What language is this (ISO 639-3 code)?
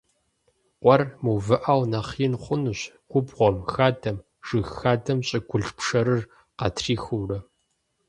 kbd